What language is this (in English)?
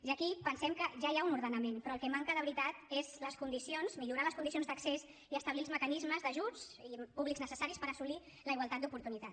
Catalan